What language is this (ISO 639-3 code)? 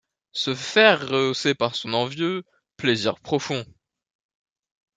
fra